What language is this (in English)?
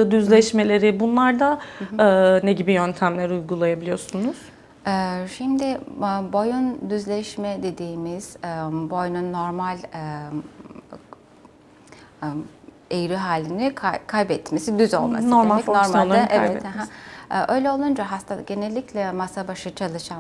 Turkish